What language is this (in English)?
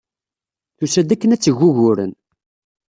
Kabyle